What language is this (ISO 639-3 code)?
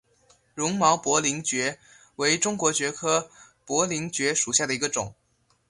zho